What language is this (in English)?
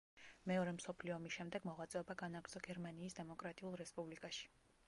Georgian